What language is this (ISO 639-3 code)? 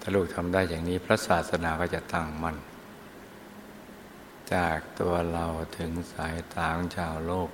tha